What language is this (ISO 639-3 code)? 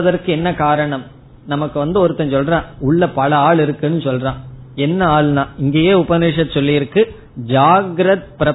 tam